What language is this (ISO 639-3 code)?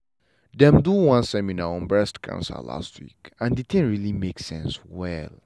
pcm